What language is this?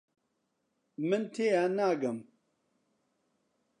Central Kurdish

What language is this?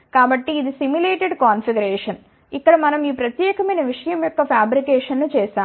Telugu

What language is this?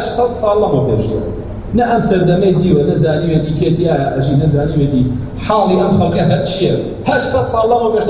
Arabic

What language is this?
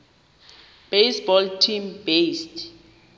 Xhosa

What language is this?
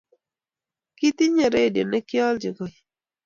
Kalenjin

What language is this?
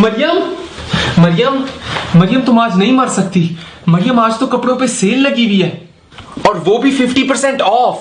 Hindi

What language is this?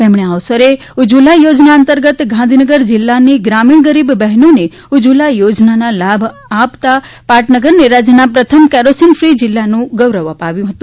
Gujarati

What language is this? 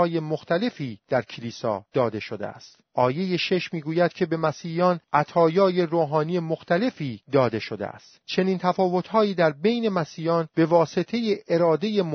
Persian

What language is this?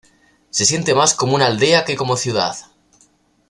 Spanish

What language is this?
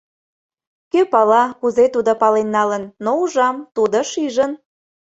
Mari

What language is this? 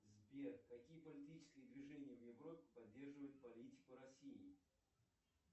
Russian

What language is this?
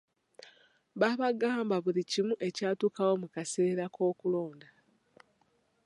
Ganda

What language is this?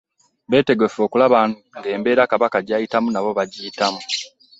Ganda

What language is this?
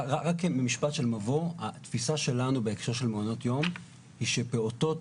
Hebrew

